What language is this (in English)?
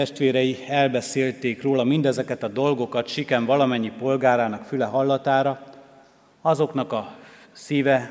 Hungarian